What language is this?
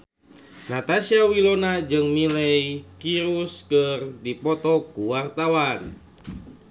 Sundanese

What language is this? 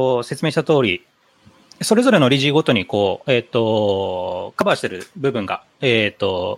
Japanese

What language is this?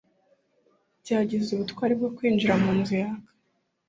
Kinyarwanda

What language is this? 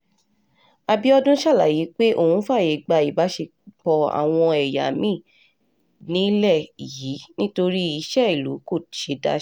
Yoruba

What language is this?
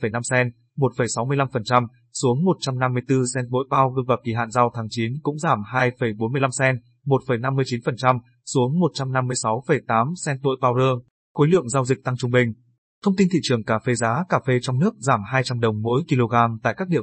Vietnamese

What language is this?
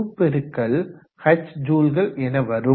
Tamil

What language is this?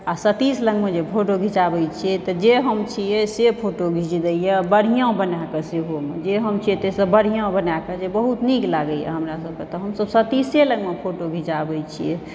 Maithili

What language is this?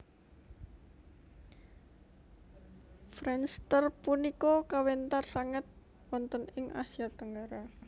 Javanese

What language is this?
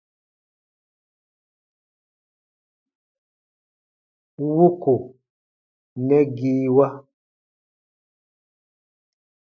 Baatonum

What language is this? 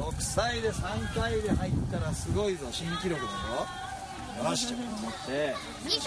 Japanese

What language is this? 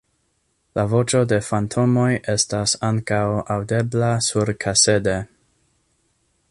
Esperanto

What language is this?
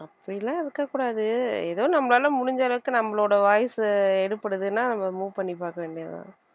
Tamil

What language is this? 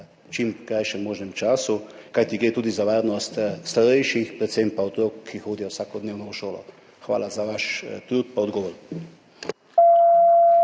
Slovenian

